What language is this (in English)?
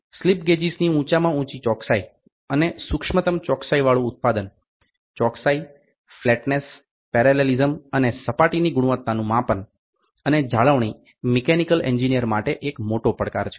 Gujarati